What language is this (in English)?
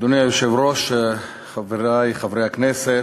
Hebrew